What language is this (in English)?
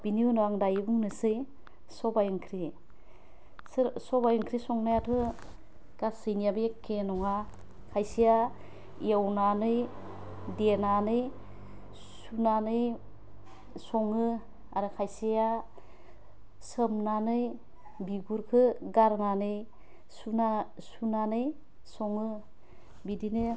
Bodo